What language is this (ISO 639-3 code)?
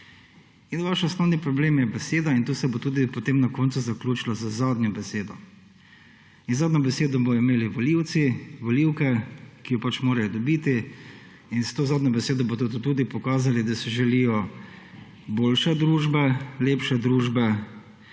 slv